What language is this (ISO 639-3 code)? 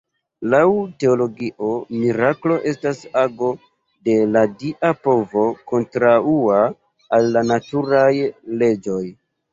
epo